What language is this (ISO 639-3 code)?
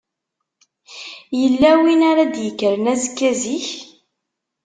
kab